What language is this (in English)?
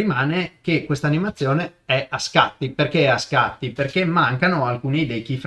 Italian